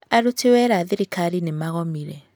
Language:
Kikuyu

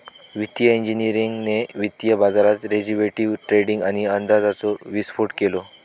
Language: Marathi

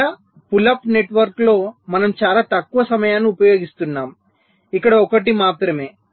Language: Telugu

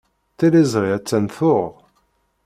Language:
Kabyle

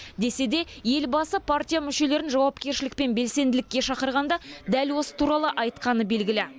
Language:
Kazakh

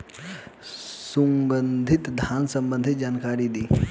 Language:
Bhojpuri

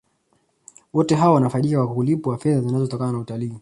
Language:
Swahili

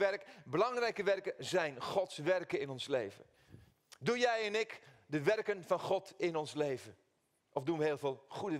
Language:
Dutch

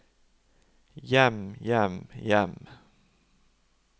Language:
Norwegian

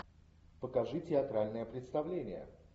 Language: Russian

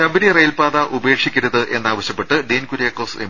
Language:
Malayalam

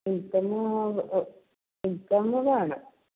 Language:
Malayalam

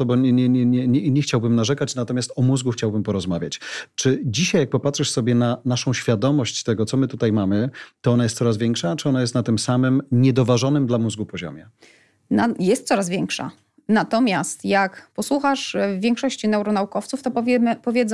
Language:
Polish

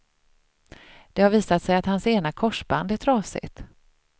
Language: Swedish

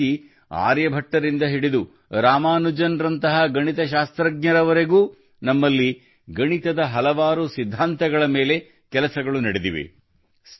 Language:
Kannada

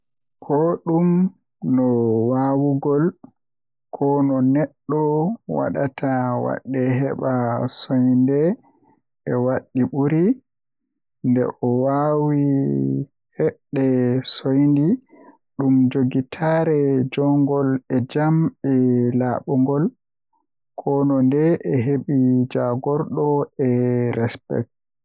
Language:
Western Niger Fulfulde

